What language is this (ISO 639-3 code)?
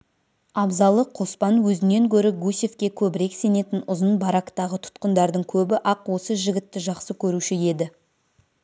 kaz